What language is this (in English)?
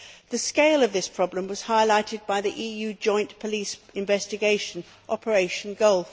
English